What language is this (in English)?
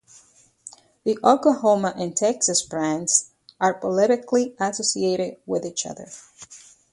English